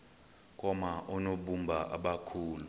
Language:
Xhosa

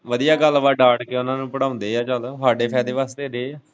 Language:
Punjabi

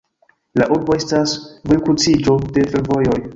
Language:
Esperanto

